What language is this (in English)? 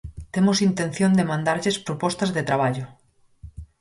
Galician